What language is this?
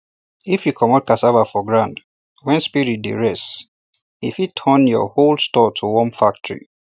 Nigerian Pidgin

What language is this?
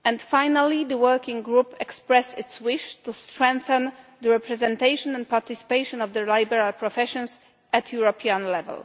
English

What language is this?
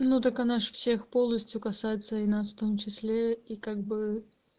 Russian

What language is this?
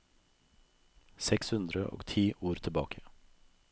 Norwegian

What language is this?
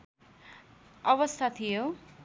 Nepali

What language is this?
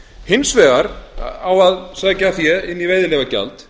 Icelandic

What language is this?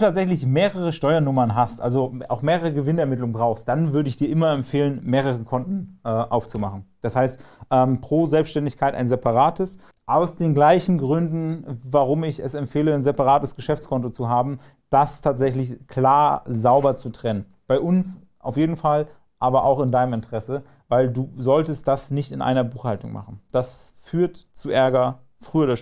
German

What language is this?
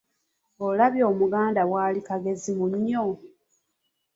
Ganda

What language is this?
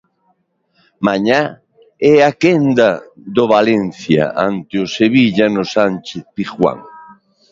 Galician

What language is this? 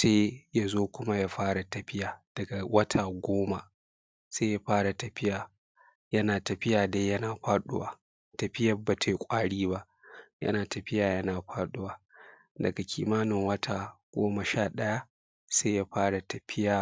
Hausa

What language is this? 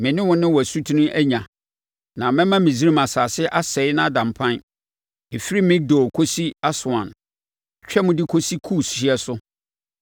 Akan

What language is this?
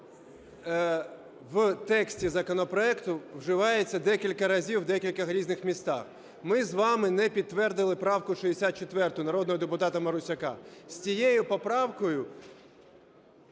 Ukrainian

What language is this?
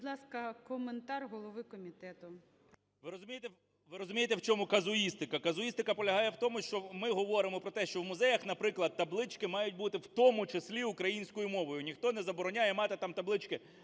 Ukrainian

